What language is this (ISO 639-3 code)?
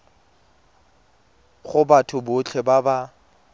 tsn